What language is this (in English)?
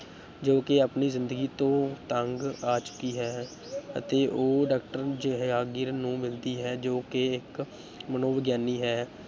Punjabi